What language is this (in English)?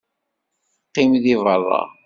Kabyle